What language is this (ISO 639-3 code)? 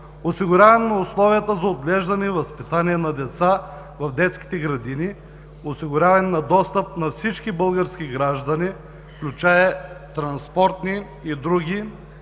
bul